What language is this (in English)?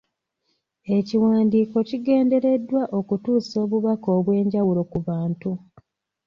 Ganda